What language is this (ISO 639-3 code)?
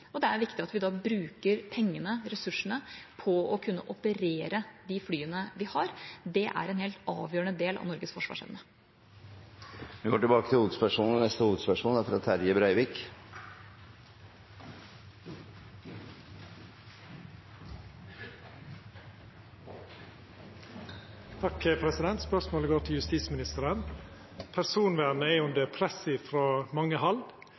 nor